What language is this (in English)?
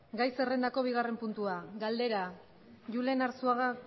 Basque